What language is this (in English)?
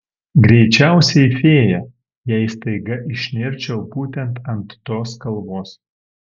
Lithuanian